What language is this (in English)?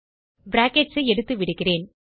Tamil